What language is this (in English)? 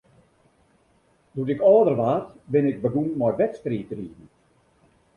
Western Frisian